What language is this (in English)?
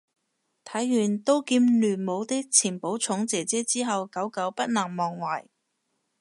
Cantonese